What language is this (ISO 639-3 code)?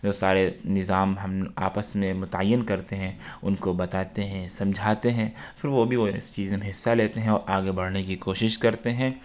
urd